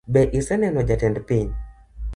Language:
Luo (Kenya and Tanzania)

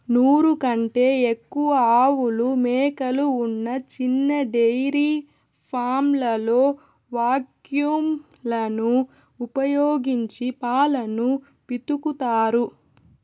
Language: Telugu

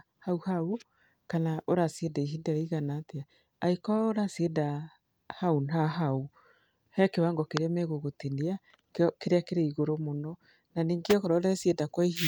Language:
Kikuyu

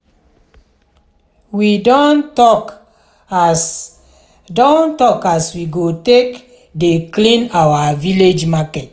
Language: Nigerian Pidgin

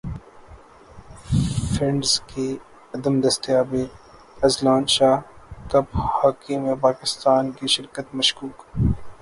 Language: Urdu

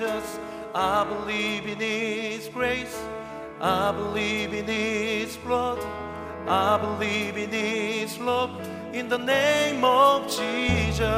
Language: Korean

